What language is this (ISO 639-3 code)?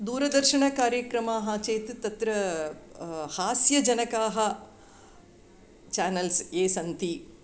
san